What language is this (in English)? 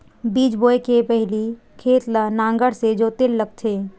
Chhattisgarhi